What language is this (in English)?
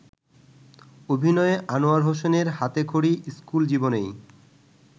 Bangla